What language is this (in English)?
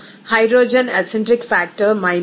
Telugu